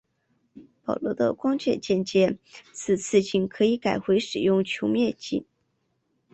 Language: Chinese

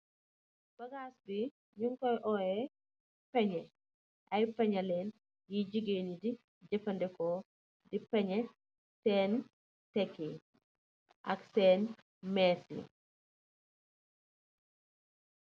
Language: Wolof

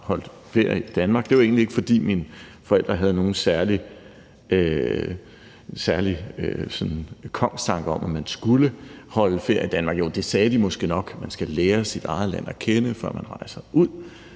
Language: Danish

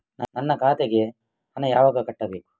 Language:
Kannada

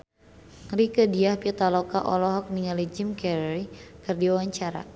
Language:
Sundanese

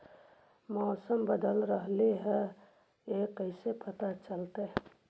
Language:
Magahi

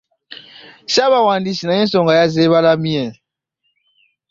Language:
Ganda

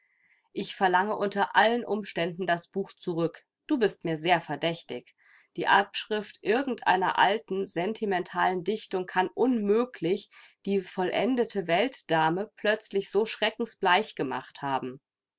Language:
German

